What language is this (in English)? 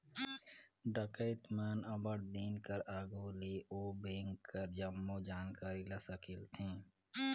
Chhattisgarhi